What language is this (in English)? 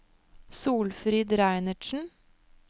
Norwegian